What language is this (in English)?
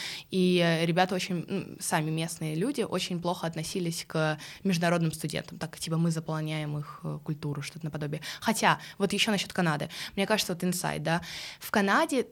Russian